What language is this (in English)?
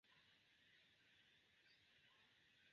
Esperanto